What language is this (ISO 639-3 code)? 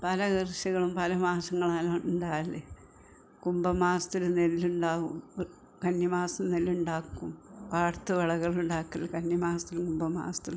mal